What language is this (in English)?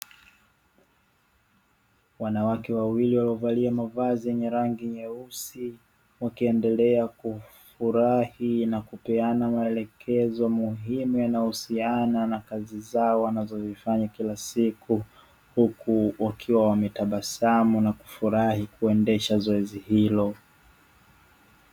Swahili